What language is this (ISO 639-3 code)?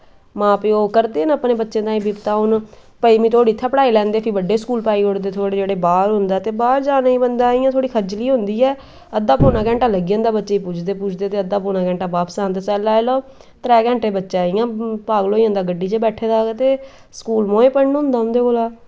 doi